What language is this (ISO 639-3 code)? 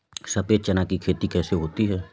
hin